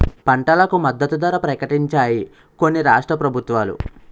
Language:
Telugu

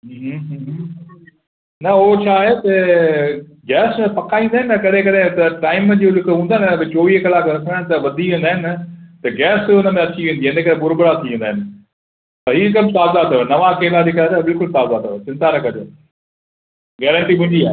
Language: Sindhi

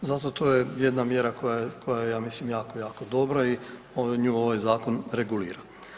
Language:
Croatian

